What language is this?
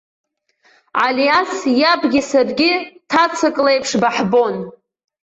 Abkhazian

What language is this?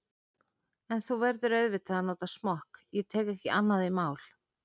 Icelandic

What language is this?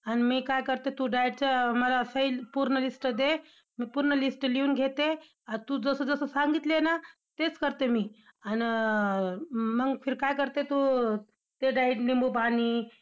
Marathi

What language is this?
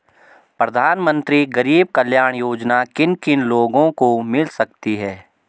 Hindi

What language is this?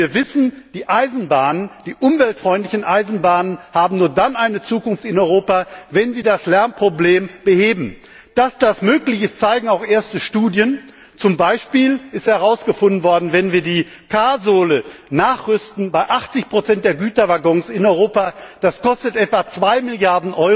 German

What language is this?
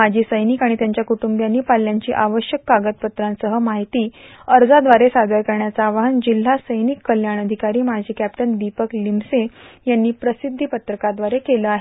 Marathi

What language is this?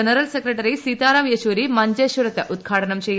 Malayalam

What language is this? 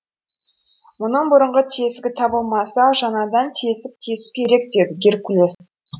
Kazakh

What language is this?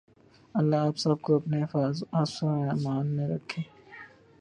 Urdu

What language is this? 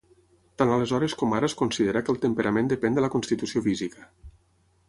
Catalan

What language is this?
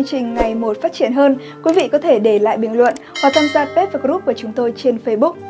Vietnamese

